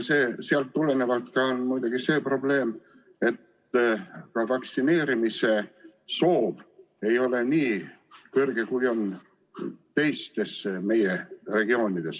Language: Estonian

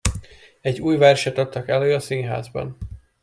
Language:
Hungarian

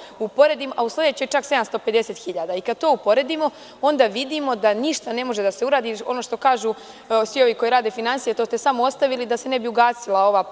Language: Serbian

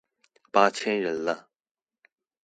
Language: Chinese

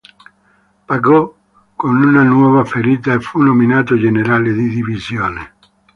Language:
Italian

